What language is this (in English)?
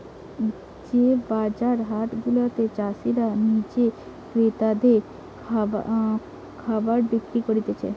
Bangla